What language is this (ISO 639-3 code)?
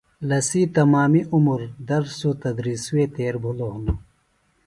phl